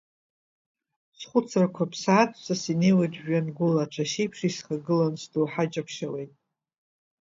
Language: Abkhazian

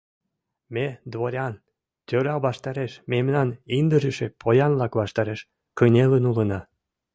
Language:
Mari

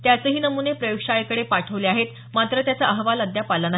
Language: Marathi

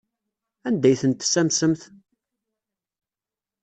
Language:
Kabyle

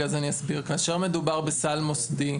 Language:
Hebrew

